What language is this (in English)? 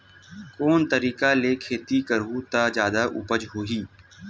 Chhattisgarhi